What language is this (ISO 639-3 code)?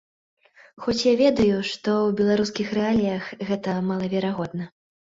bel